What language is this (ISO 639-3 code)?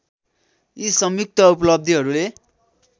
nep